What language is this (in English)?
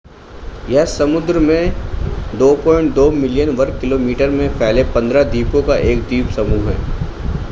Hindi